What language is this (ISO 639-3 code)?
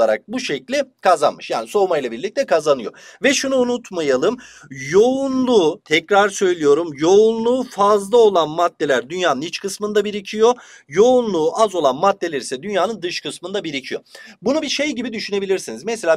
tur